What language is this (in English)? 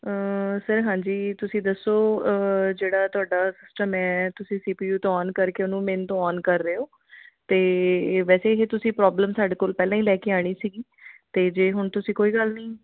Punjabi